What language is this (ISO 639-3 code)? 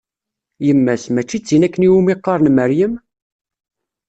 kab